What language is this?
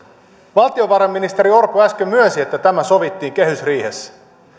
Finnish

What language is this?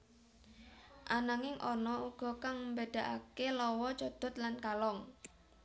Javanese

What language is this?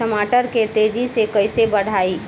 Bhojpuri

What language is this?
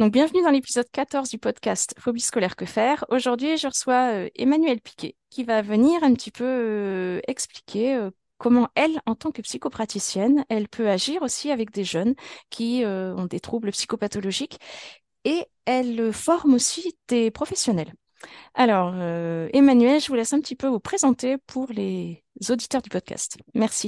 French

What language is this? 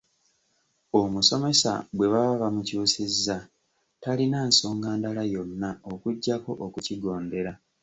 Ganda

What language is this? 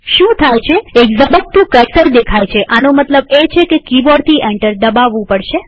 Gujarati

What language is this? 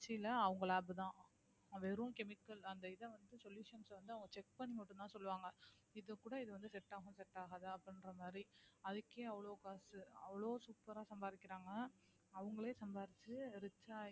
Tamil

